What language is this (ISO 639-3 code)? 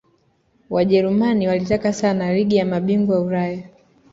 swa